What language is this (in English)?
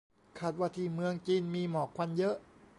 Thai